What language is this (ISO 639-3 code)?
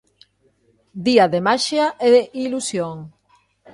glg